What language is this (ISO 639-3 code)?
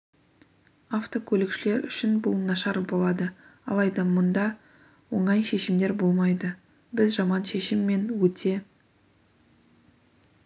kaz